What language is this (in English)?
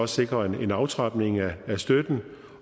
Danish